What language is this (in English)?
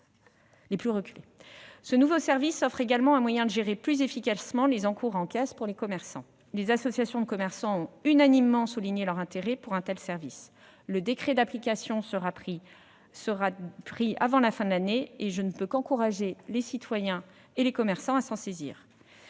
French